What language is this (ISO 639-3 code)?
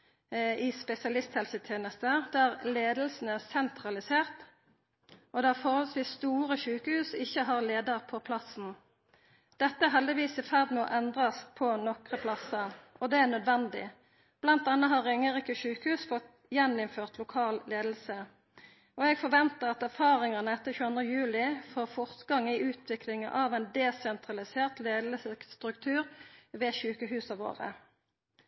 nno